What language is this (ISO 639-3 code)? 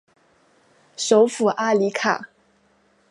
zho